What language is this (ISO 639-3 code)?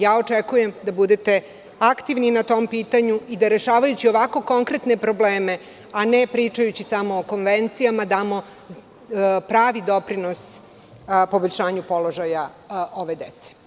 srp